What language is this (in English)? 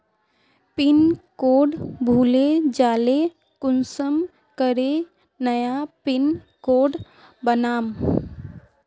Magahi